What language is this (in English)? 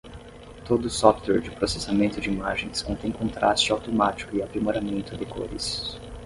Portuguese